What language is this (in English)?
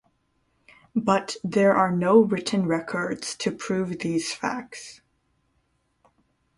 English